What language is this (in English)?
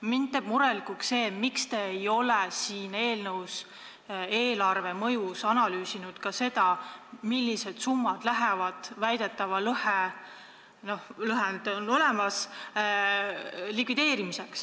Estonian